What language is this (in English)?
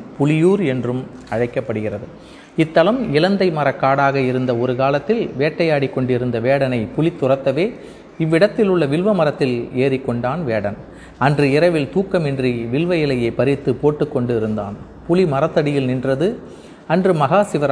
Tamil